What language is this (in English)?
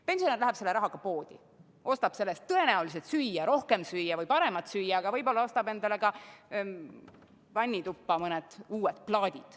Estonian